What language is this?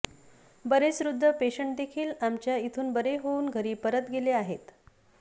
Marathi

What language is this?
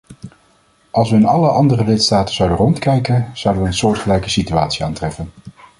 Dutch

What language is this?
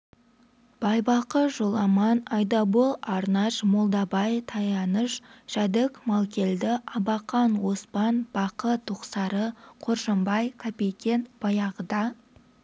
Kazakh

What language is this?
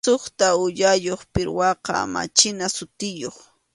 Arequipa-La Unión Quechua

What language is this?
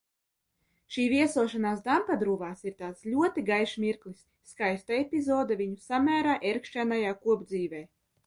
Latvian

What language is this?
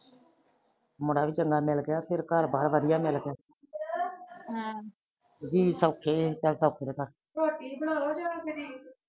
Punjabi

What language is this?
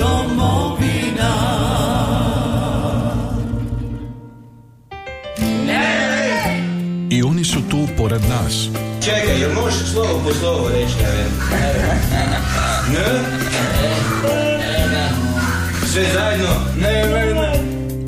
Croatian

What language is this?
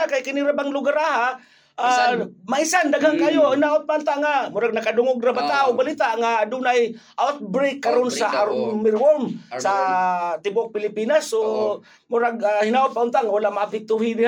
Filipino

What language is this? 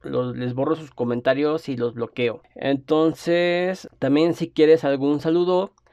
Spanish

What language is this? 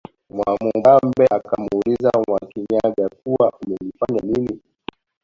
Swahili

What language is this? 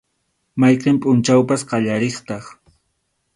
Arequipa-La Unión Quechua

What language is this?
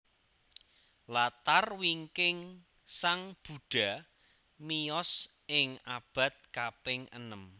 Javanese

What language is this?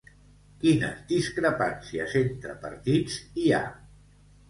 Catalan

